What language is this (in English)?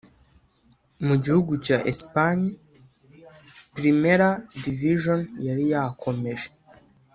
Kinyarwanda